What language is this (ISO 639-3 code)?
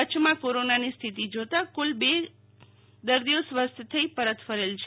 guj